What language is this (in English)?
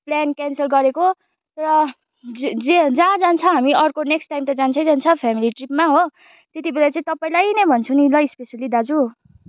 Nepali